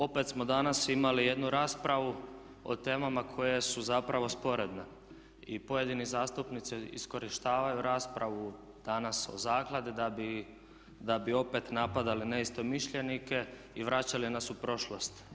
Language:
Croatian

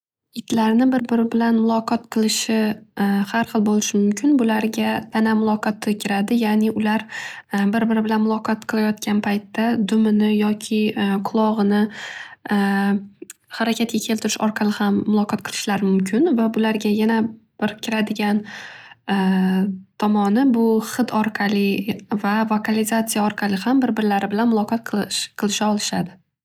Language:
Uzbek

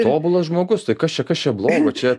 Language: Lithuanian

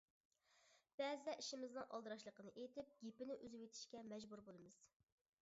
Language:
Uyghur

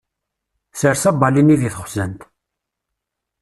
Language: Kabyle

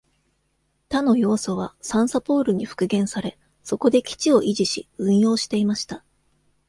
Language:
Japanese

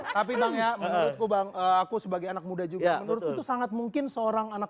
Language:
Indonesian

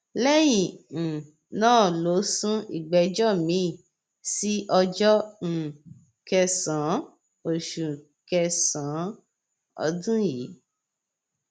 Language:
Yoruba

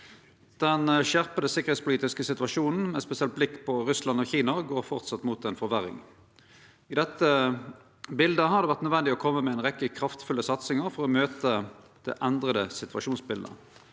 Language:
Norwegian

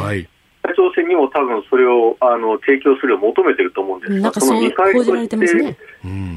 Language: Japanese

